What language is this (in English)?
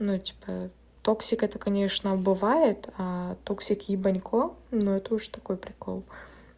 Russian